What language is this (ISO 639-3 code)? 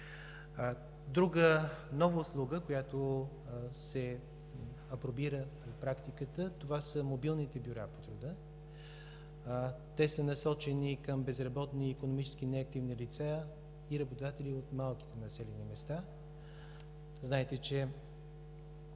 bul